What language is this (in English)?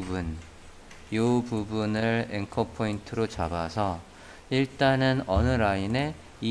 Korean